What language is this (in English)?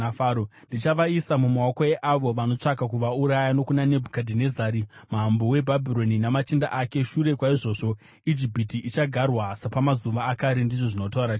Shona